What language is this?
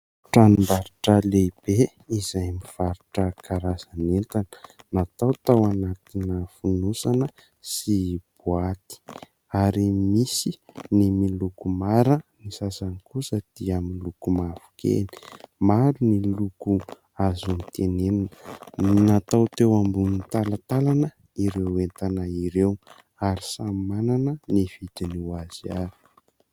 Malagasy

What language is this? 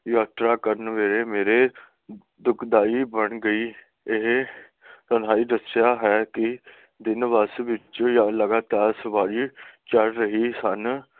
Punjabi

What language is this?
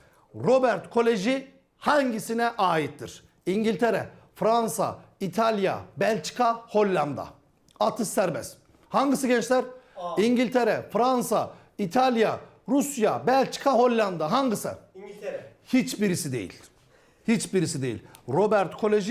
Turkish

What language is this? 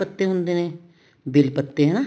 Punjabi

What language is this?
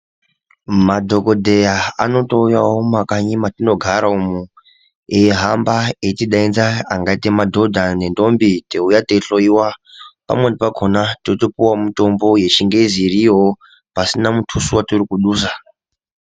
Ndau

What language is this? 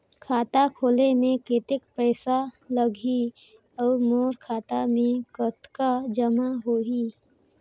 Chhattisgarhi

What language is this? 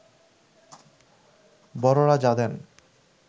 Bangla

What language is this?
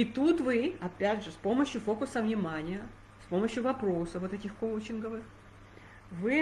Russian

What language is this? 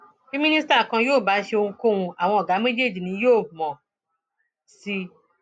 Yoruba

